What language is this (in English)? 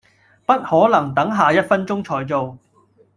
Cantonese